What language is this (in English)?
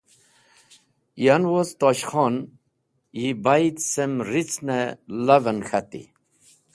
Wakhi